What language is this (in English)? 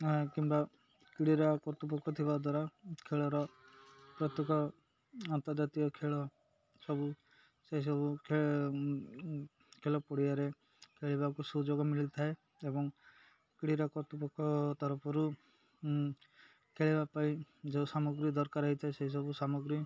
Odia